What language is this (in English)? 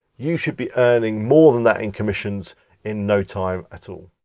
English